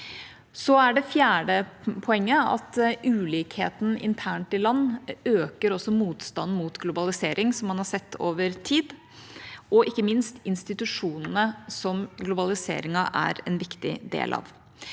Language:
Norwegian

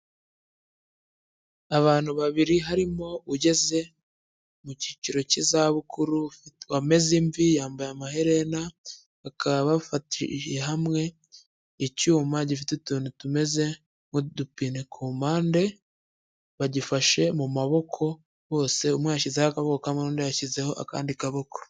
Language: Kinyarwanda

